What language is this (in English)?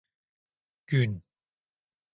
Turkish